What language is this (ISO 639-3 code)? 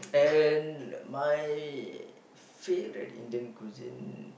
eng